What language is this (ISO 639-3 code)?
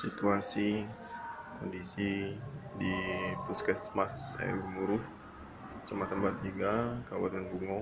ind